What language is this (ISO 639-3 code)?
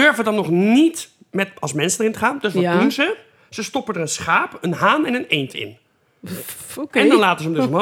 nld